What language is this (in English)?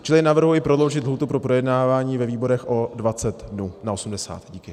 Czech